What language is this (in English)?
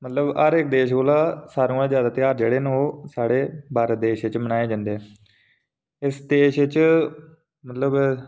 Dogri